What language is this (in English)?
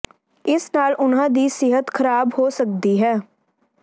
Punjabi